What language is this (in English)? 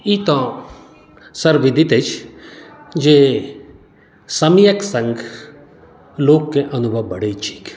Maithili